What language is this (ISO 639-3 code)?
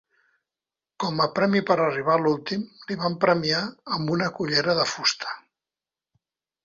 cat